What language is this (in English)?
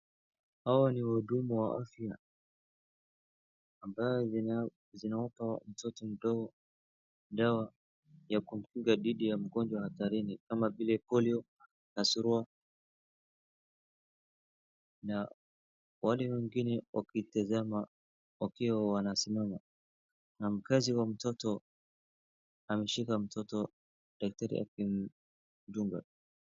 Swahili